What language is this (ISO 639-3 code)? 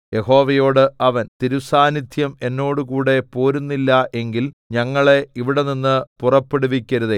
mal